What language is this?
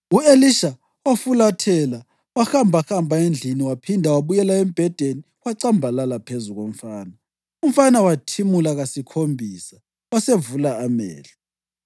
North Ndebele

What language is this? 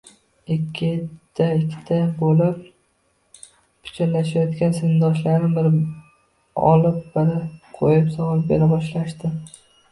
Uzbek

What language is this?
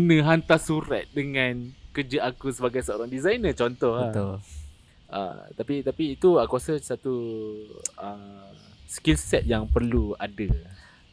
Malay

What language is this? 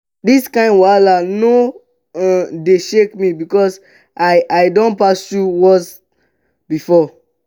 Nigerian Pidgin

